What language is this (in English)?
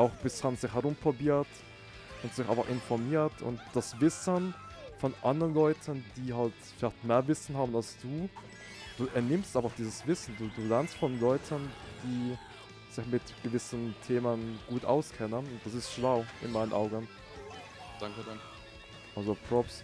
German